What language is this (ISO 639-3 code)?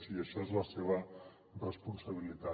cat